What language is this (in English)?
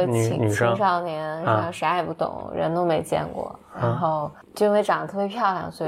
Chinese